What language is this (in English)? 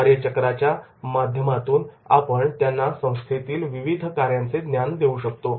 Marathi